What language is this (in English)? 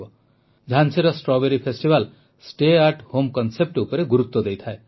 Odia